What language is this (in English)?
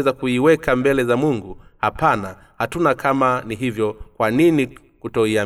Swahili